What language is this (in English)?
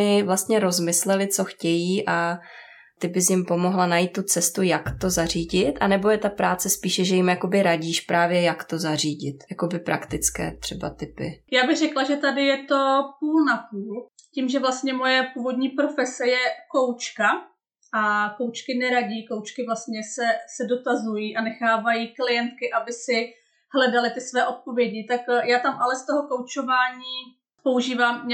Czech